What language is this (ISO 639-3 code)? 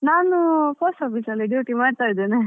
kan